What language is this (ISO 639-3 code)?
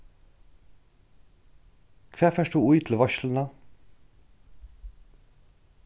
fao